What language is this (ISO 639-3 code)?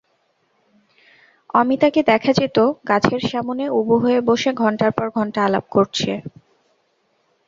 ben